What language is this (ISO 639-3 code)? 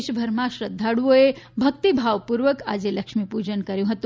guj